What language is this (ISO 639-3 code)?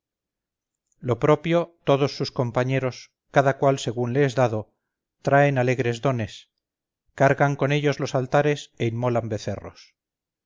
spa